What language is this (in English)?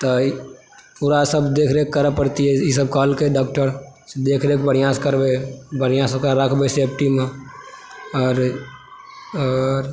Maithili